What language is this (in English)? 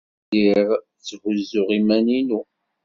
Kabyle